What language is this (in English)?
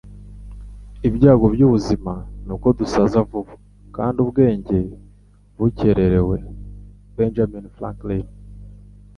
Kinyarwanda